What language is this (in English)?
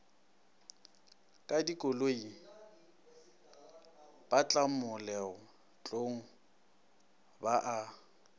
Northern Sotho